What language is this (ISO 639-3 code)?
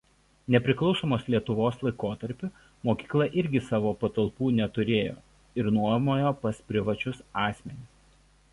lit